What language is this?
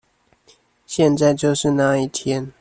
Chinese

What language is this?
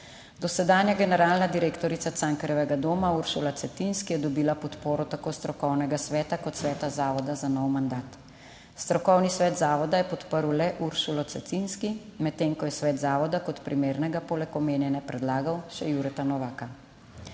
Slovenian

